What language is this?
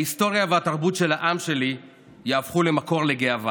Hebrew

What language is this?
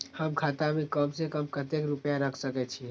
Maithili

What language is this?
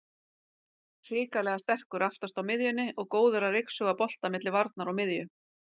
Icelandic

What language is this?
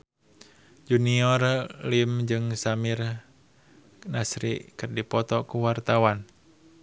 Sundanese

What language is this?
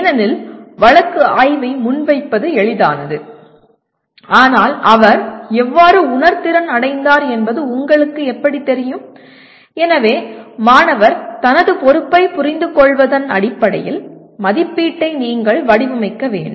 Tamil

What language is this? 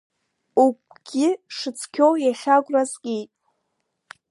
Abkhazian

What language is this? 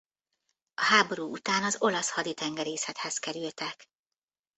Hungarian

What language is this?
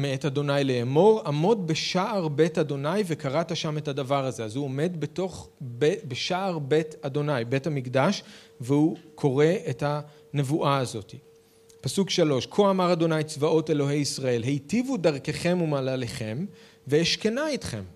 Hebrew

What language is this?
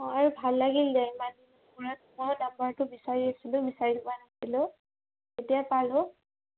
Assamese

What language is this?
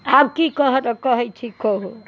Maithili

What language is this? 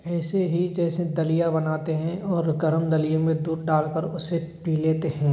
Hindi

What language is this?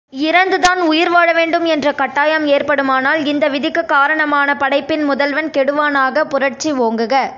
Tamil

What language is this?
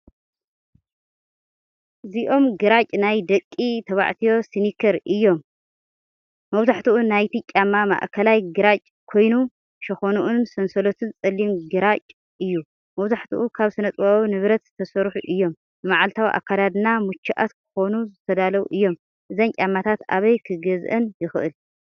Tigrinya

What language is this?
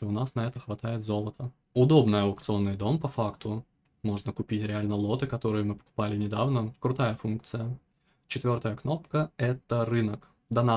Russian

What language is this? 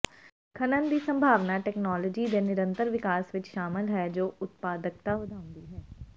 Punjabi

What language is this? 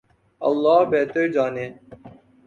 Urdu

